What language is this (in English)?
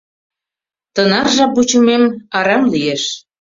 Mari